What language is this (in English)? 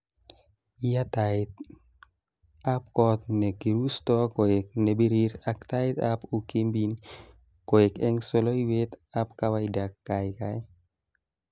Kalenjin